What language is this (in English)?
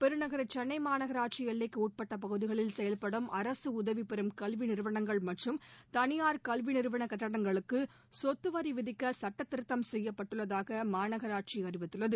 Tamil